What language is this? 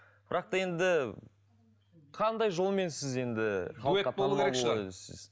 Kazakh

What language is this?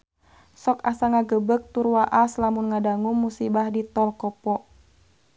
Sundanese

